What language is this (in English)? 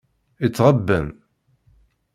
Kabyle